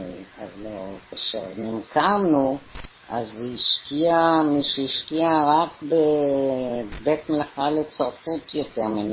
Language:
Hebrew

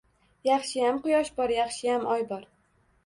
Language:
Uzbek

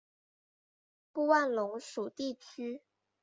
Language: Chinese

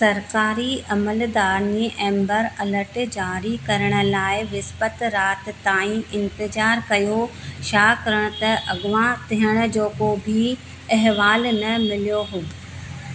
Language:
Sindhi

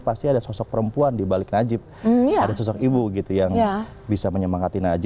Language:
Indonesian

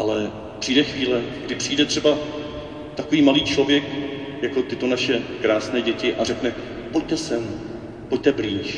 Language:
Czech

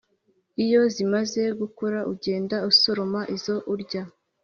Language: Kinyarwanda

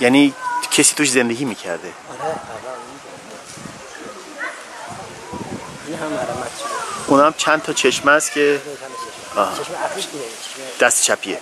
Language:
Persian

